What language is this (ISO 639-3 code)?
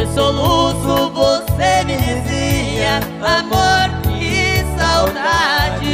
por